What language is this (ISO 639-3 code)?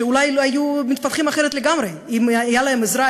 heb